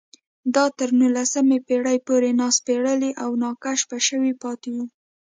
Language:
Pashto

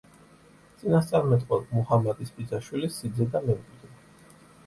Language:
Georgian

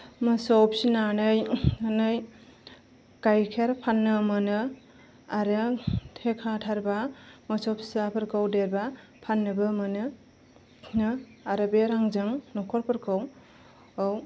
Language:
Bodo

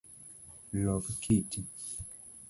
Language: Luo (Kenya and Tanzania)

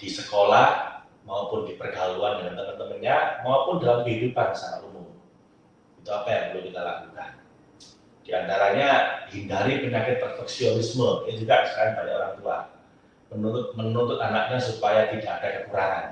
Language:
Indonesian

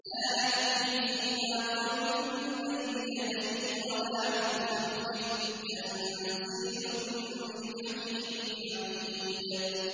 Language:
Arabic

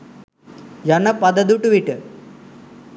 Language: Sinhala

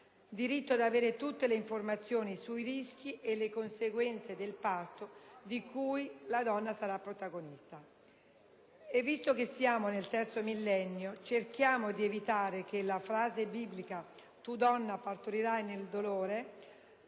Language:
Italian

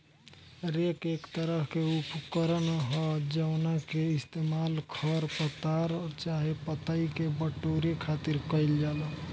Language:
Bhojpuri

